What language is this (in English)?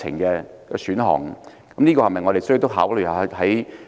Cantonese